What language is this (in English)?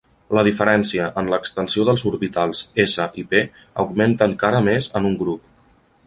Catalan